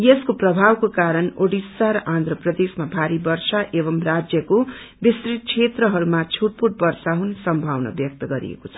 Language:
Nepali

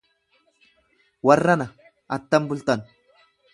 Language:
Oromo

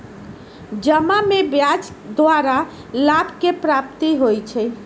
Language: Magahi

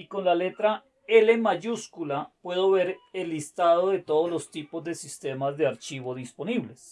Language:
Spanish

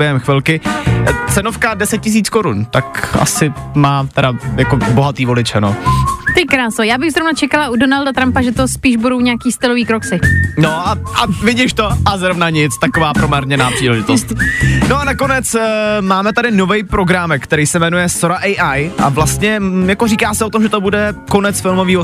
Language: Czech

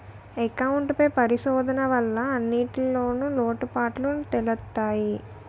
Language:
Telugu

